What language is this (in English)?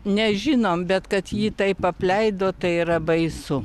Lithuanian